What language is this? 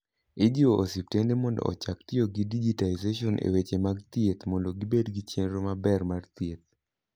Luo (Kenya and Tanzania)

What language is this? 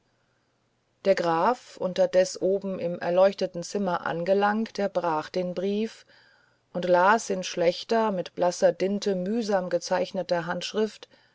German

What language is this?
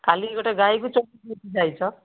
Odia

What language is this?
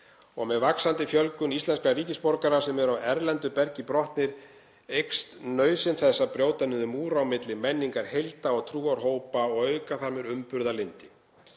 Icelandic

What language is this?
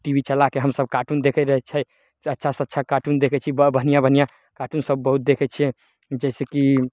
Maithili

